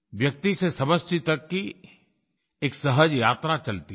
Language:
Hindi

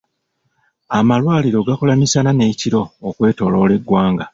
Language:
Ganda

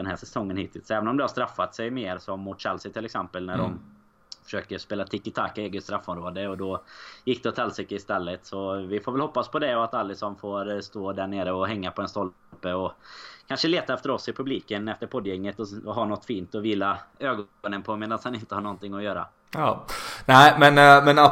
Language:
Swedish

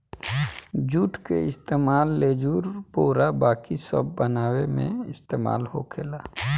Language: Bhojpuri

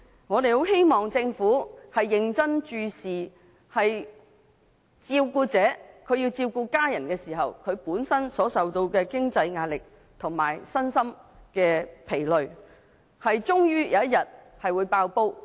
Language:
Cantonese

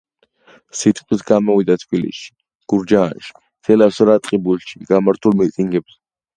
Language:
Georgian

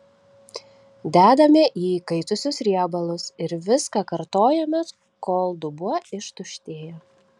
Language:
Lithuanian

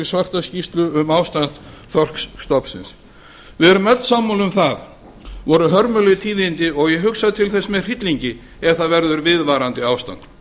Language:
Icelandic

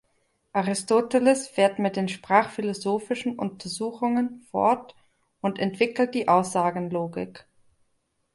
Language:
German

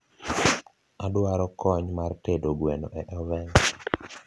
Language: Luo (Kenya and Tanzania)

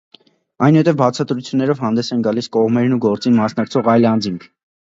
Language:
Armenian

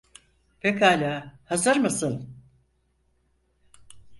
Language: Turkish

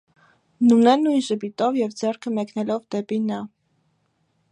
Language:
Armenian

